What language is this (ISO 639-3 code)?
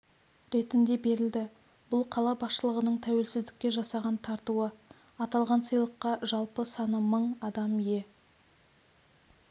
kaz